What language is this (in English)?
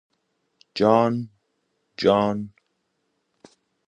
Persian